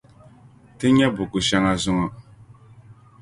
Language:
Dagbani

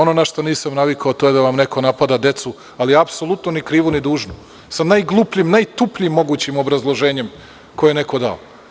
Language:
Serbian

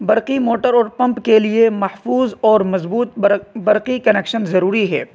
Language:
Urdu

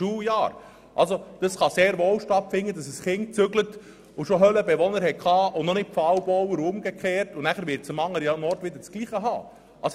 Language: Swiss German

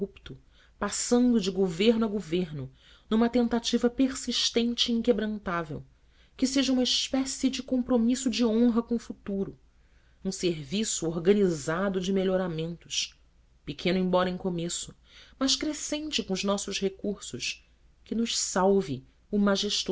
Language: Portuguese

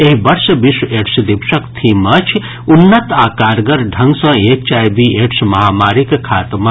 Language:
Maithili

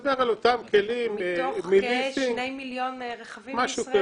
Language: Hebrew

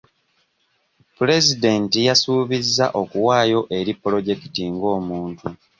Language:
Ganda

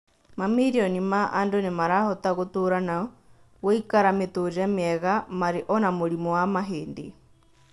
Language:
Kikuyu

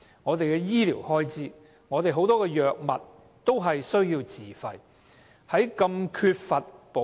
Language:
Cantonese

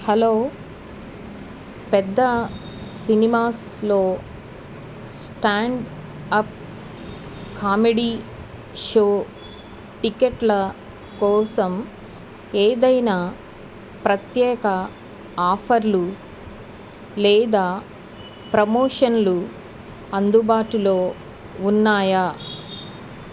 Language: Telugu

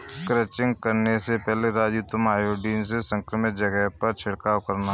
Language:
Hindi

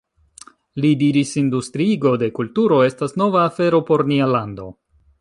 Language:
Esperanto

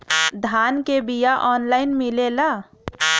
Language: Bhojpuri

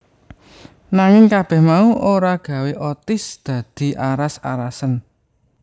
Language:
Javanese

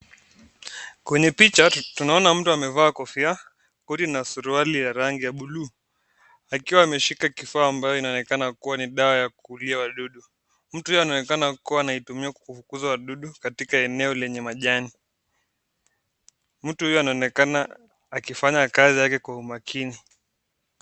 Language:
Swahili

